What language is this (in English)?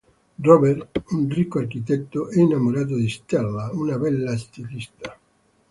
Italian